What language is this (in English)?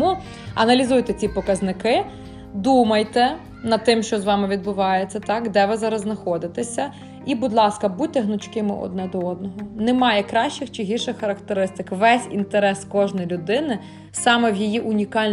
Ukrainian